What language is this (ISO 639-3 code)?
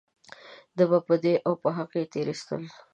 pus